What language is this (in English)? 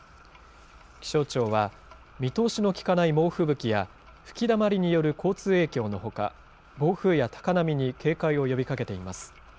Japanese